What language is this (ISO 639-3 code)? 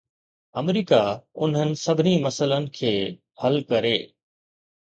snd